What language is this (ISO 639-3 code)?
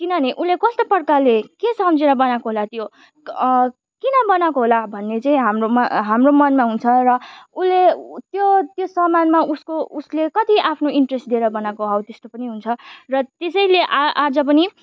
nep